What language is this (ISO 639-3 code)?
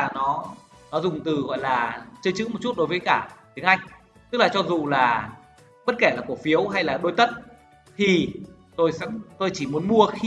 vie